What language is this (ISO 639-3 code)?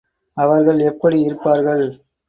tam